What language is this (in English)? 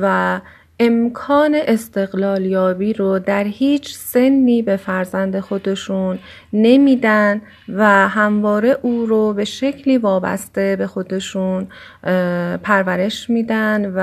Persian